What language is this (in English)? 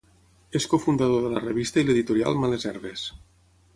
Catalan